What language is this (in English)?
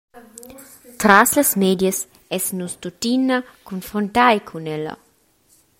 Romansh